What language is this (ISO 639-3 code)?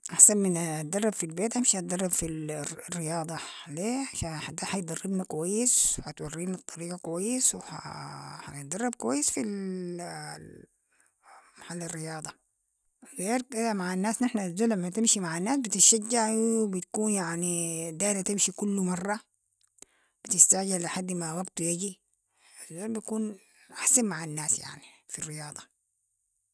apd